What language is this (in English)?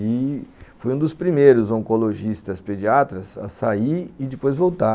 Portuguese